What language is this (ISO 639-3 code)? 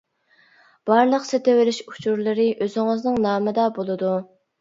uig